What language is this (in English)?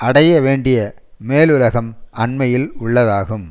Tamil